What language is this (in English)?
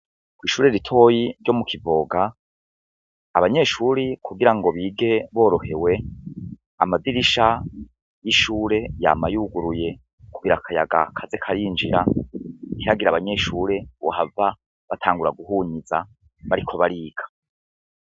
Rundi